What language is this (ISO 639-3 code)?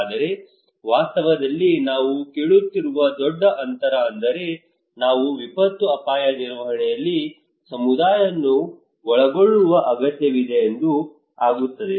kan